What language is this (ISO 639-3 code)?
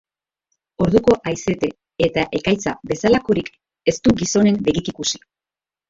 eus